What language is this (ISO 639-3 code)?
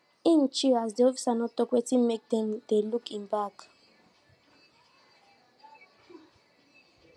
pcm